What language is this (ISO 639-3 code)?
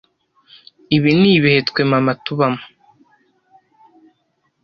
kin